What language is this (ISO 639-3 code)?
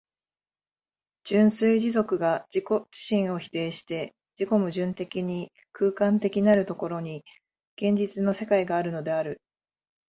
jpn